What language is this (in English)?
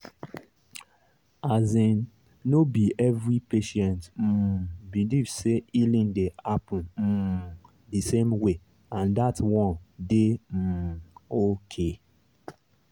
Nigerian Pidgin